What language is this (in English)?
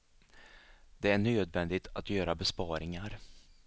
Swedish